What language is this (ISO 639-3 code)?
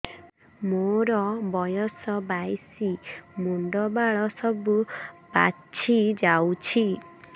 ori